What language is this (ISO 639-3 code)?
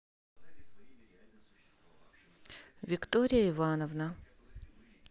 rus